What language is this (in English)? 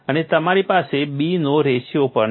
Gujarati